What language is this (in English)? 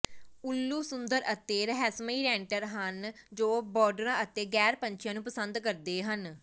Punjabi